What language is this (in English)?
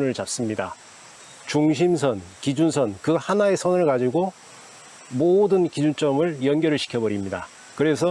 Korean